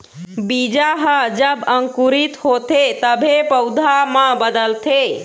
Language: Chhattisgarhi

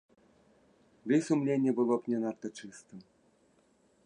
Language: Belarusian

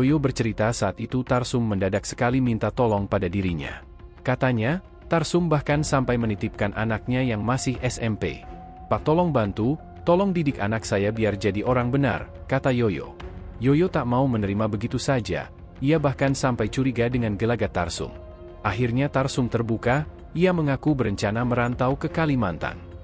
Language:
Indonesian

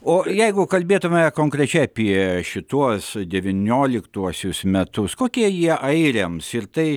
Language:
Lithuanian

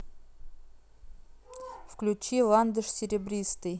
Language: Russian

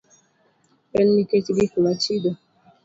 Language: Luo (Kenya and Tanzania)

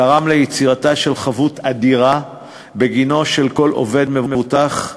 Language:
Hebrew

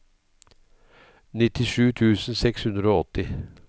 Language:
Norwegian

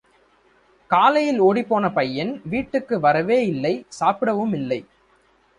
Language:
Tamil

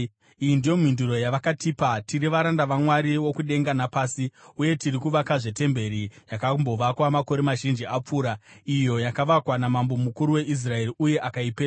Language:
Shona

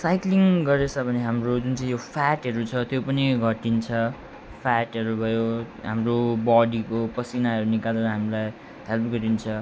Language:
Nepali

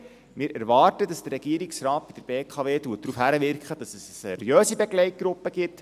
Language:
Swiss German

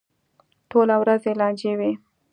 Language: Pashto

